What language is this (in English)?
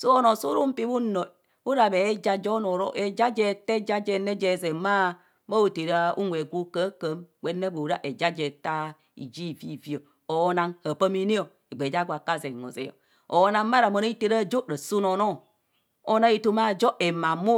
Kohumono